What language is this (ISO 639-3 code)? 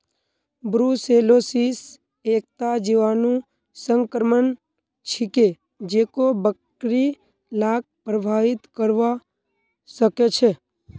mag